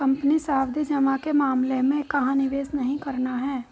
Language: Hindi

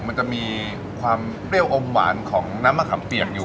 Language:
Thai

